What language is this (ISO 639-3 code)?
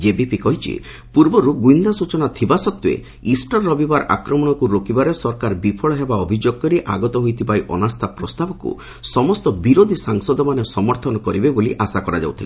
ori